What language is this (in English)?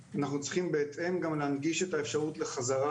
Hebrew